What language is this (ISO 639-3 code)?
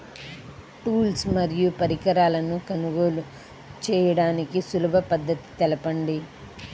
tel